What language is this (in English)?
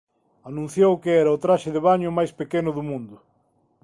Galician